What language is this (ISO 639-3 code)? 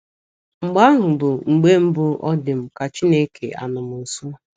ibo